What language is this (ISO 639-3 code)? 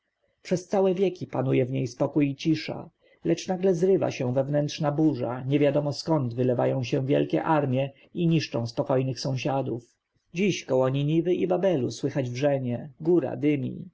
pol